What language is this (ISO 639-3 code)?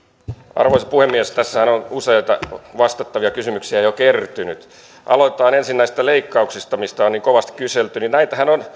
fin